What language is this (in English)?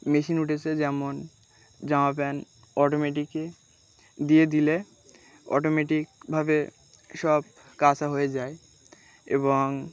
Bangla